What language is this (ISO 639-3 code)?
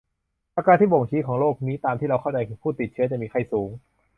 tha